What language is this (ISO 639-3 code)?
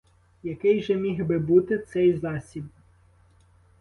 ukr